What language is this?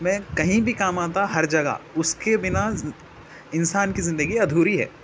Urdu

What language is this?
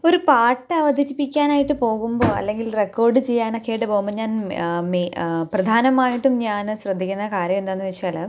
Malayalam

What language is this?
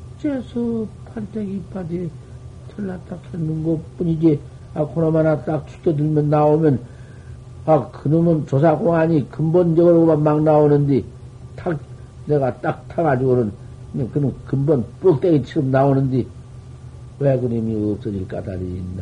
Korean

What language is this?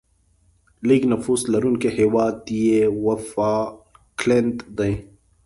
Pashto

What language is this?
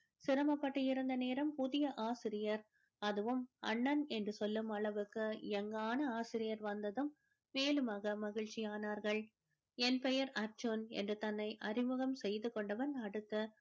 Tamil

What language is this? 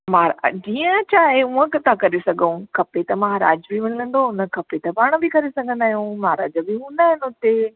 Sindhi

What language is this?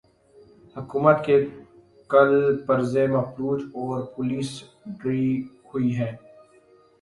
Urdu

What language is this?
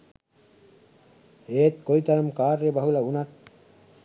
Sinhala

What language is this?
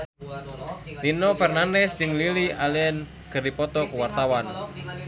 Sundanese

